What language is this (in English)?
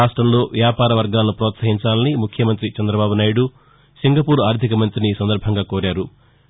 Telugu